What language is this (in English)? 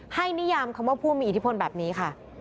Thai